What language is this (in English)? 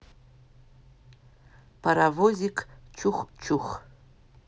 Russian